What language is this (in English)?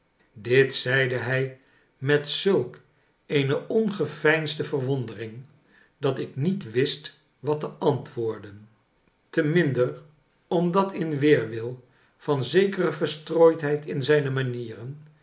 Dutch